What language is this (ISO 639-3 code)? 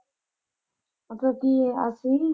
pan